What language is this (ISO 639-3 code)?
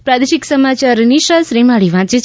guj